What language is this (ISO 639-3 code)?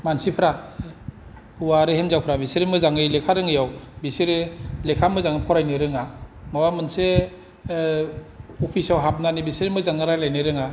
brx